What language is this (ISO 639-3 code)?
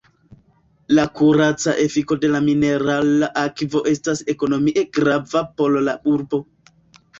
epo